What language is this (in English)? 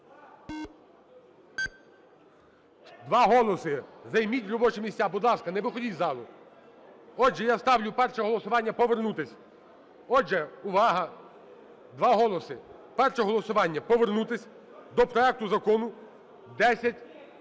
Ukrainian